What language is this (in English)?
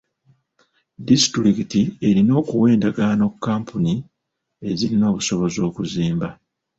Ganda